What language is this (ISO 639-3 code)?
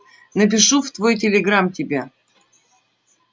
rus